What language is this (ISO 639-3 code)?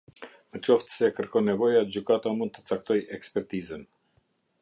sqi